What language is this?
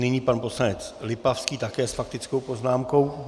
Czech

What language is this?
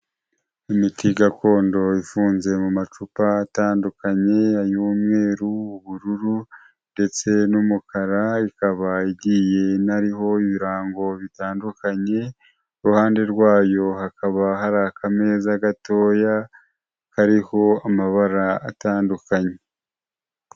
Kinyarwanda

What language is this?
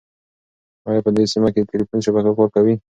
Pashto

